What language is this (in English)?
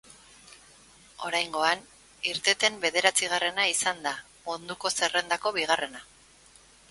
Basque